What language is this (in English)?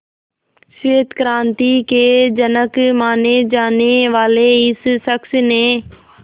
Hindi